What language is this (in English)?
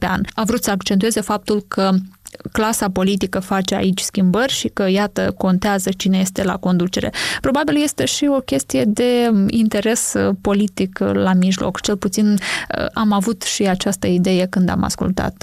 Romanian